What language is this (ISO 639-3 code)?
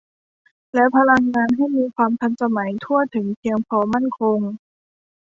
tha